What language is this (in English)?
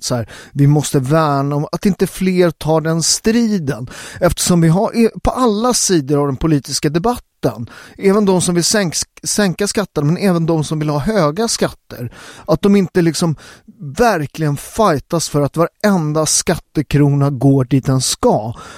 Swedish